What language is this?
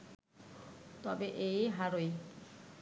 Bangla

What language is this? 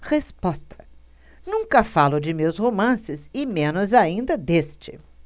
Portuguese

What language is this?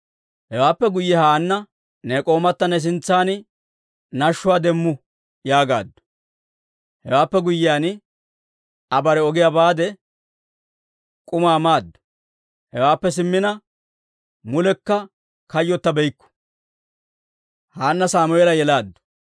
Dawro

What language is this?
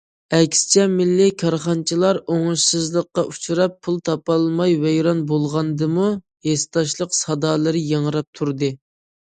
Uyghur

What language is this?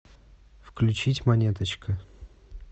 Russian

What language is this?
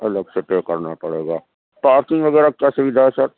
Urdu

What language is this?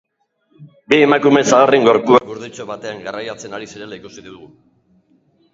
Basque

